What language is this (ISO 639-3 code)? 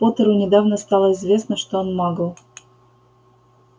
rus